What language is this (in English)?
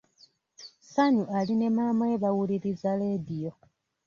Ganda